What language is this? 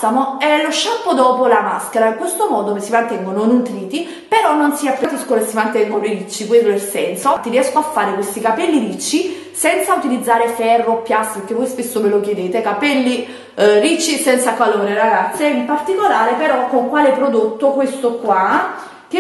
Italian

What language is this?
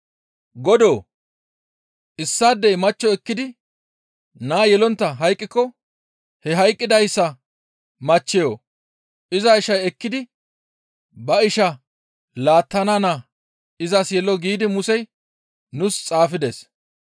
Gamo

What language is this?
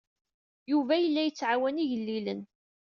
Kabyle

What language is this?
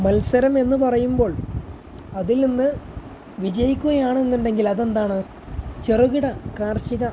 Malayalam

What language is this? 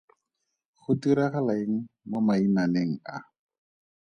Tswana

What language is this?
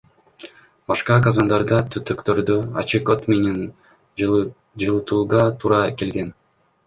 Kyrgyz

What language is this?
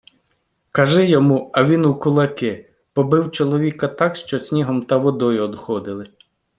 Ukrainian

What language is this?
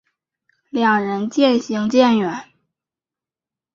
Chinese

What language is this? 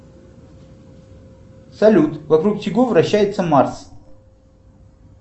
Russian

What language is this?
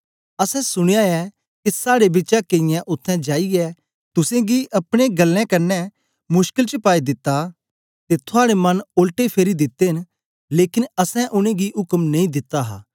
Dogri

